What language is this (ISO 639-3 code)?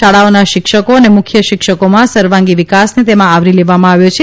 guj